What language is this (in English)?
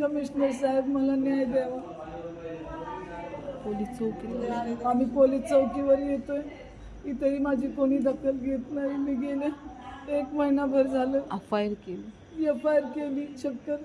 Marathi